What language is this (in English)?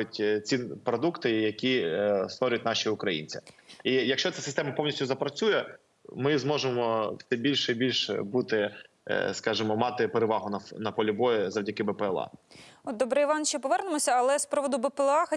Ukrainian